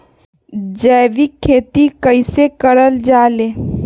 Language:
Magahi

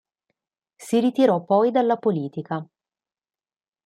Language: Italian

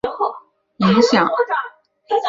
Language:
Chinese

